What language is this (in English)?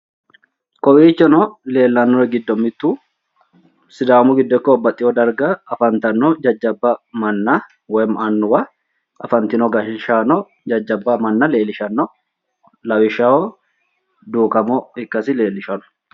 Sidamo